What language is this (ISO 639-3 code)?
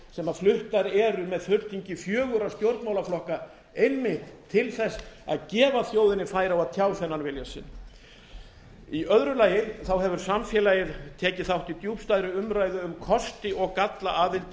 isl